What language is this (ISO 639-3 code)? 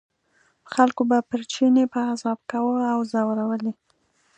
pus